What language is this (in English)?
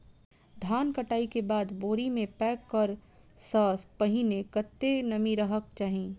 Maithili